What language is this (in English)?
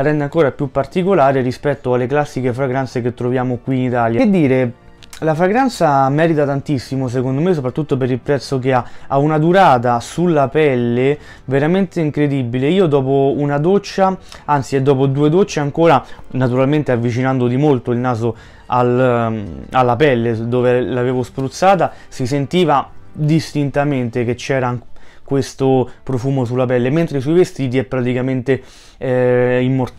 Italian